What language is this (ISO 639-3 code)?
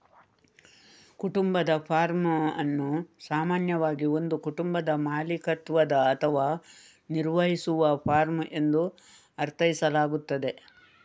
kan